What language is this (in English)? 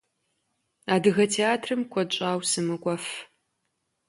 Kabardian